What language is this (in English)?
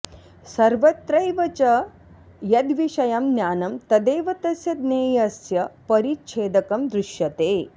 Sanskrit